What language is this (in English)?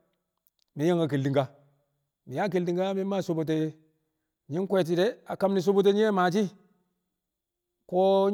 Kamo